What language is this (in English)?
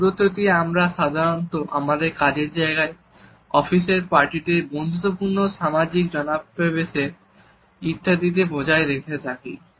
Bangla